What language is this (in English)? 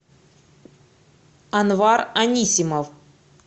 Russian